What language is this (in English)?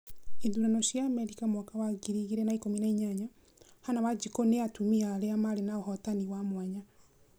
Kikuyu